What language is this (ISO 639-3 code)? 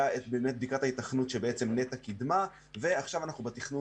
heb